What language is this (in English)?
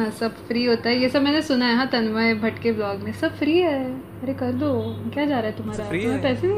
Hindi